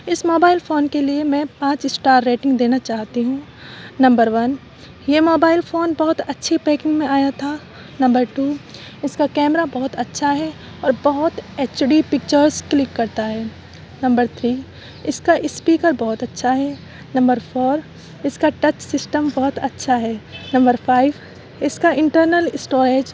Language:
Urdu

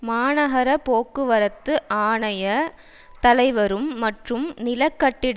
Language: Tamil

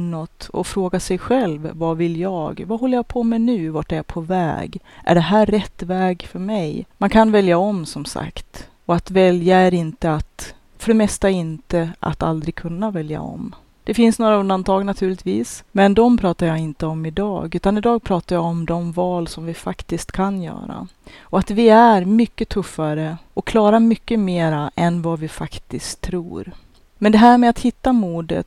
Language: Swedish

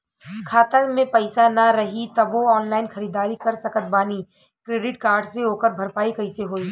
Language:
Bhojpuri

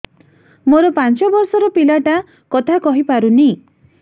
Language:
Odia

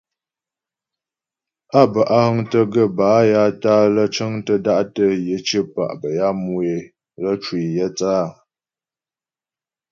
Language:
Ghomala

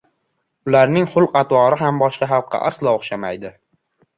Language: Uzbek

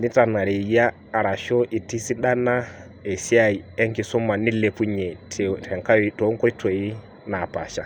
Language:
Masai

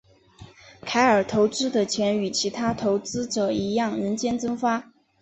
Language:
Chinese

